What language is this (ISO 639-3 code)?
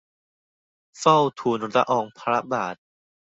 tha